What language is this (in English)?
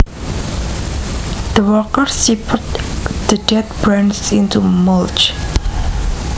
Javanese